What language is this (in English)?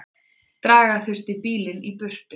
Icelandic